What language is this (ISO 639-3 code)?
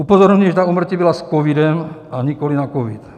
ces